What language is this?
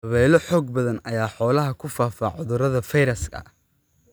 Somali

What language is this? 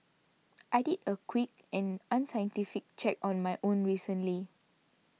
English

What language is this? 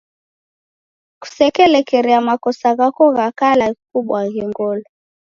Taita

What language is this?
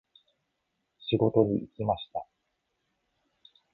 Japanese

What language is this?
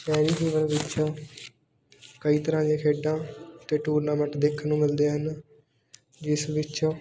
Punjabi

